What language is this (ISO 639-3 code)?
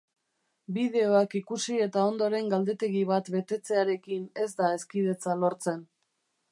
eus